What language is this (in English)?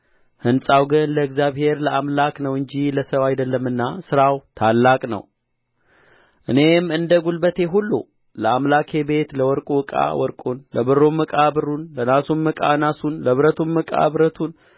Amharic